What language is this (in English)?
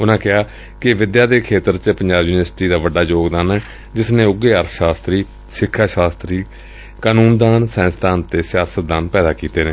Punjabi